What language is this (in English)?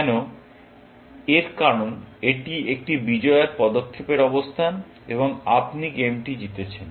Bangla